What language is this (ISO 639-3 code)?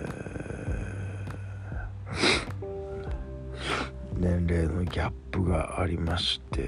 jpn